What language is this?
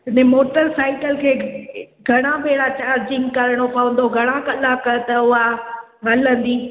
Sindhi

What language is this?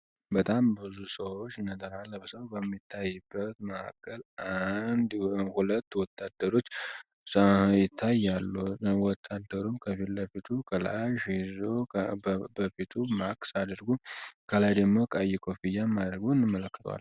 Amharic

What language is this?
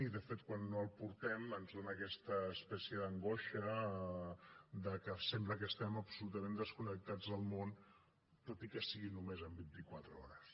Catalan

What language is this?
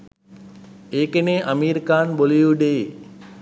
Sinhala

